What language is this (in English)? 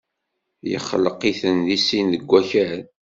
Kabyle